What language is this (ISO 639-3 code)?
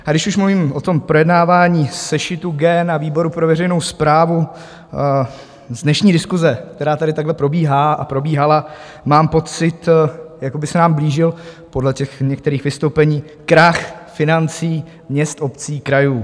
ces